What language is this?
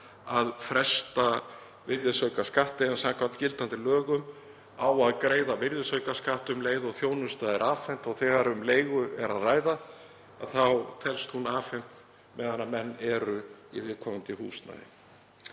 Icelandic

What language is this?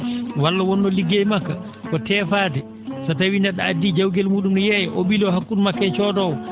Fula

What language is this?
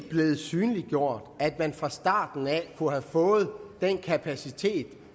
Danish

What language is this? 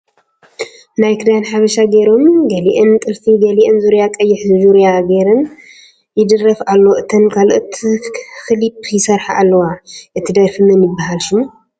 Tigrinya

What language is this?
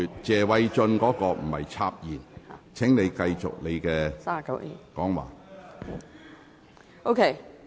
Cantonese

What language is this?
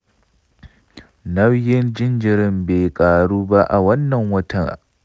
Hausa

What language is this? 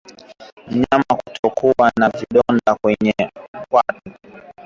Swahili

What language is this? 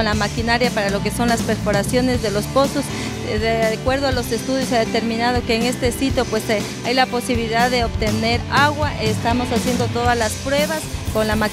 Spanish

